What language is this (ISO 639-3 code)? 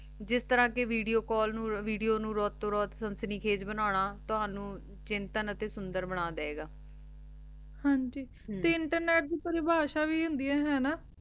pan